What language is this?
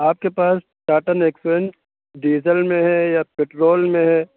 Urdu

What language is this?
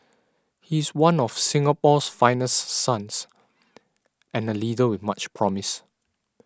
English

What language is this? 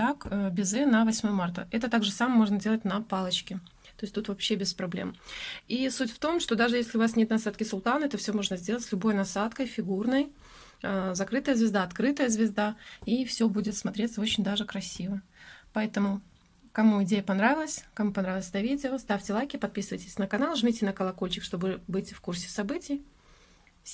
Russian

